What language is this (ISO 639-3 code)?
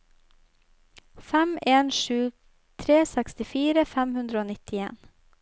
nor